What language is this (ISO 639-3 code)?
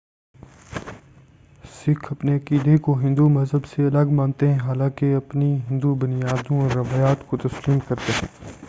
urd